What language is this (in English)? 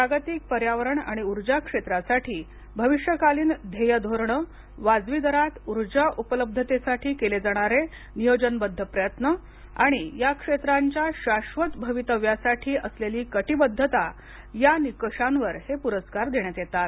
Marathi